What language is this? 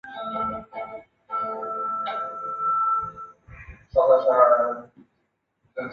Chinese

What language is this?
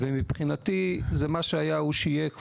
Hebrew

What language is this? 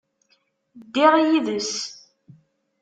Kabyle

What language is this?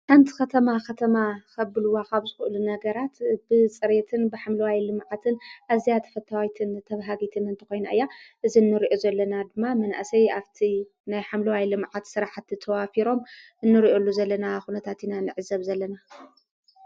Tigrinya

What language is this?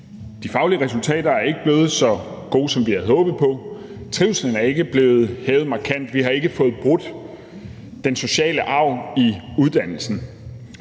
Danish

